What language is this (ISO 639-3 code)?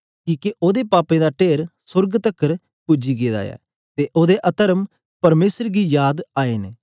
doi